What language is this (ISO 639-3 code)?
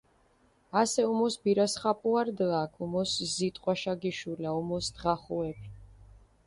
xmf